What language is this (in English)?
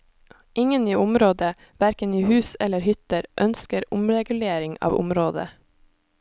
Norwegian